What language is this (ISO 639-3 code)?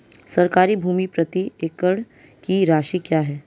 hin